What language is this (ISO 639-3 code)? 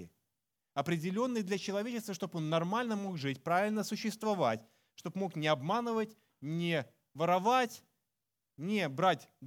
rus